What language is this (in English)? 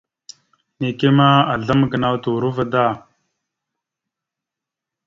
Mada (Cameroon)